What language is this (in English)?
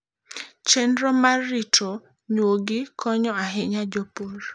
Luo (Kenya and Tanzania)